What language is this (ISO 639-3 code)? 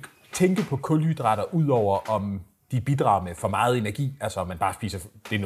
dan